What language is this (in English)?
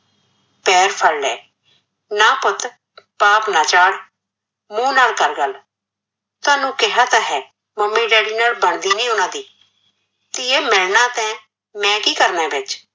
Punjabi